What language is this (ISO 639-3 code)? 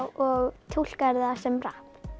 isl